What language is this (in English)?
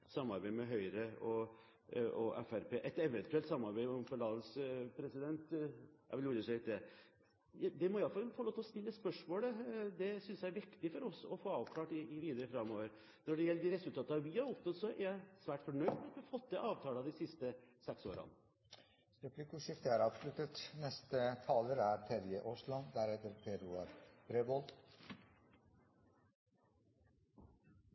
Norwegian Bokmål